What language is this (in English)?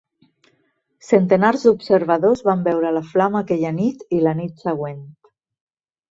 Catalan